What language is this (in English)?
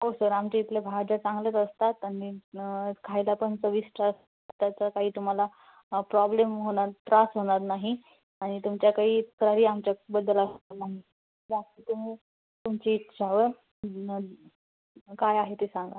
Marathi